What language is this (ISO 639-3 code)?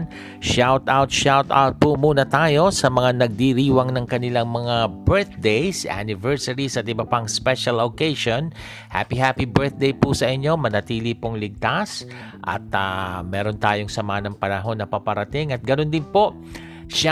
fil